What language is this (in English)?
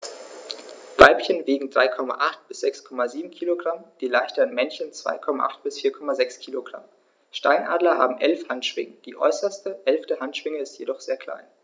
German